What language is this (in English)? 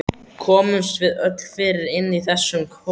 Icelandic